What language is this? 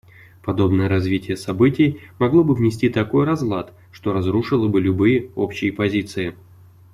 Russian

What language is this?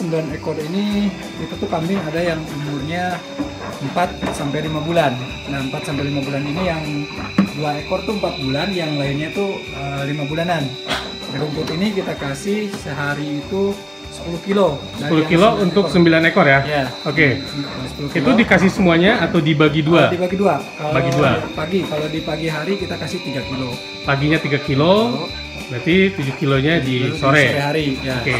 Indonesian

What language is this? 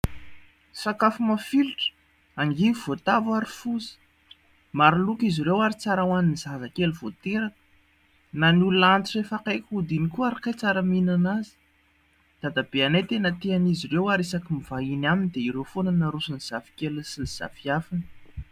Malagasy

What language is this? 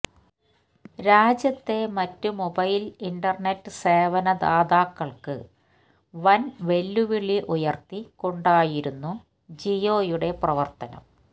Malayalam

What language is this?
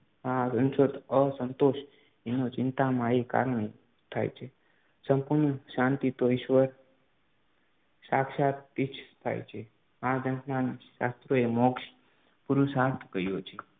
Gujarati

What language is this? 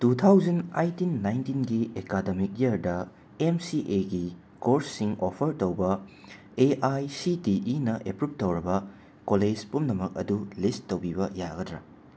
Manipuri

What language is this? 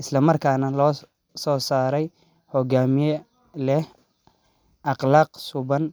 Somali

